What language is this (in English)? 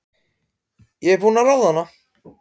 Icelandic